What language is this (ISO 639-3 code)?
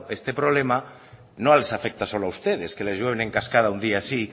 spa